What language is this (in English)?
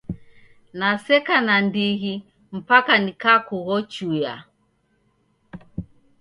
Taita